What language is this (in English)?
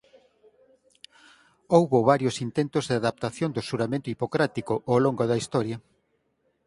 Galician